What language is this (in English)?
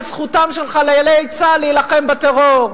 Hebrew